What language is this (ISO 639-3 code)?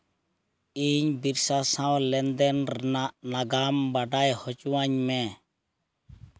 sat